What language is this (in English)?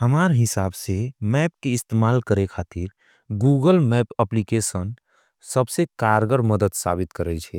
Angika